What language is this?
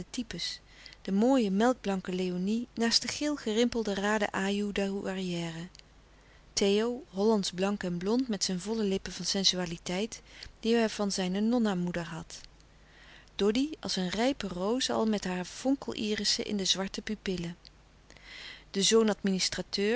Dutch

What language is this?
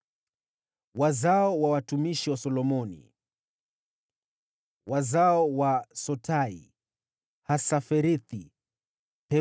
Swahili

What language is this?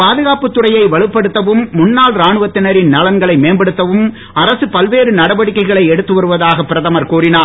Tamil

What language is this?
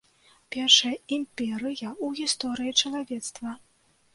Belarusian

